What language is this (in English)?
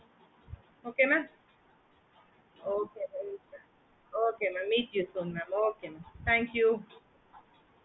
Tamil